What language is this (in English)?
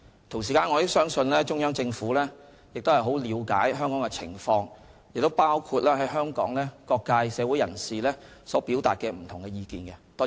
Cantonese